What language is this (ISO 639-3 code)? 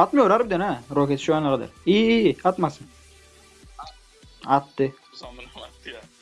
tur